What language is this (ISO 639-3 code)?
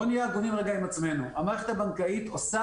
heb